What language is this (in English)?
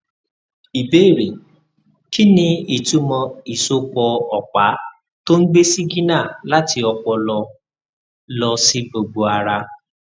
Yoruba